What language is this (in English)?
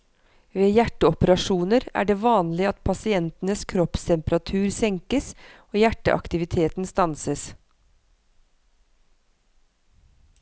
Norwegian